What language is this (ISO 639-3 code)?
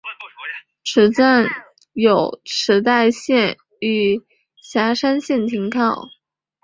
zho